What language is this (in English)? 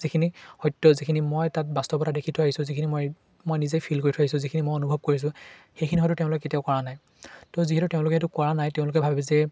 Assamese